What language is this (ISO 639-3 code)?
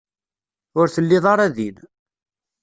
kab